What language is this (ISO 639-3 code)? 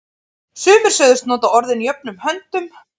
isl